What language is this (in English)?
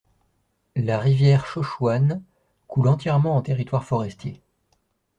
French